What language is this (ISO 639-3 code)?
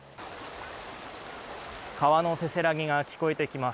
jpn